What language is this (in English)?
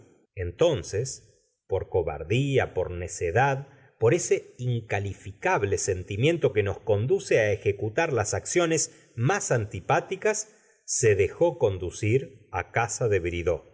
Spanish